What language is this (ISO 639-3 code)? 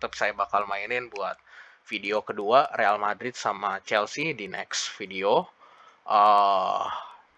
ind